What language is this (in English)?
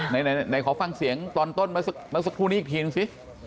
Thai